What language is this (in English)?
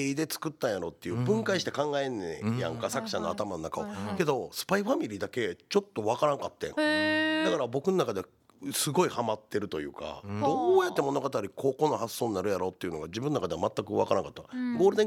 Japanese